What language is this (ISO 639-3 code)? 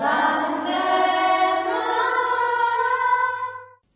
ori